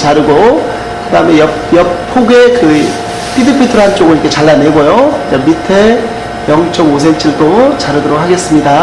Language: Korean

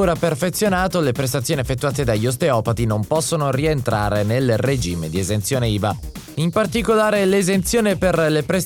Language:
Italian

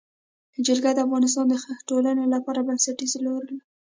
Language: Pashto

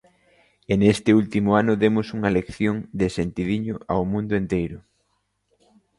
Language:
Galician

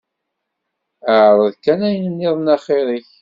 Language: Kabyle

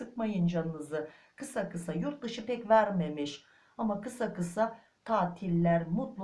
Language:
Turkish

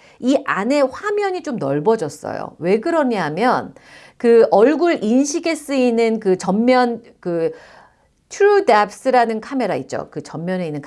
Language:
Korean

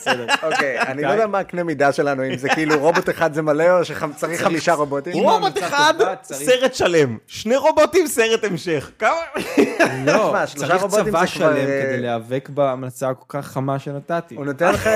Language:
Hebrew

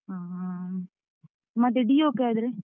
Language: Kannada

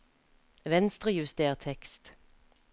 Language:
Norwegian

